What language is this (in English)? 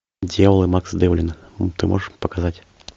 Russian